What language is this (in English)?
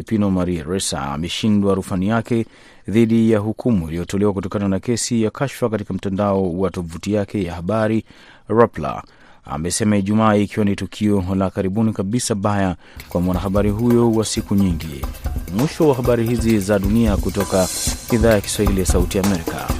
Swahili